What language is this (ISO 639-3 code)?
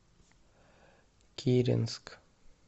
rus